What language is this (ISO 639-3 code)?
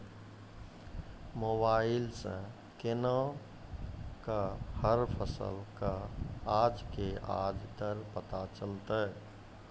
mai